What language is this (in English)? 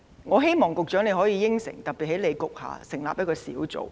Cantonese